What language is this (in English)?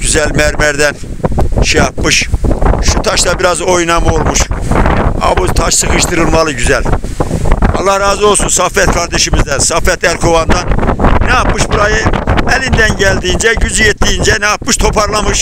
Turkish